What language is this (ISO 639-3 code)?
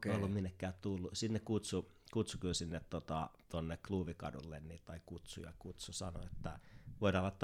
fin